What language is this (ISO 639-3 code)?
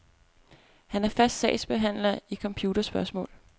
dan